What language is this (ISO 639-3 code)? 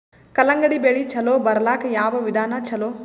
kan